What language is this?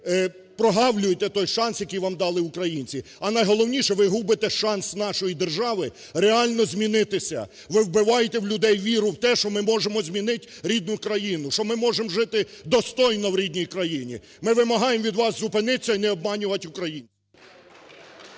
Ukrainian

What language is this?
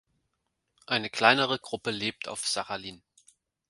German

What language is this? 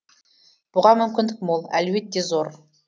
Kazakh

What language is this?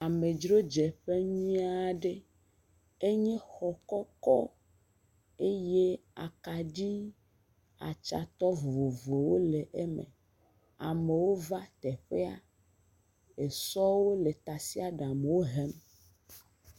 Ewe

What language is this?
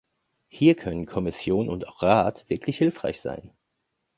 German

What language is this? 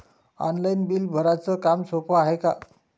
Marathi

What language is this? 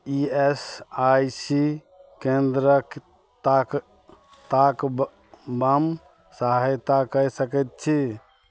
Maithili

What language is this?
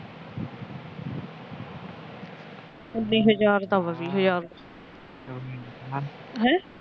Punjabi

